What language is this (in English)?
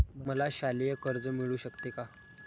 Marathi